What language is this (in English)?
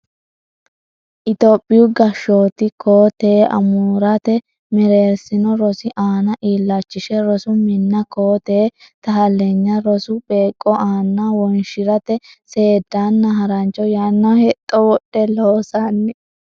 Sidamo